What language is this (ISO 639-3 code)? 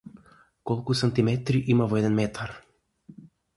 mkd